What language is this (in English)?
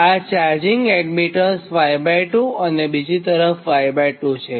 Gujarati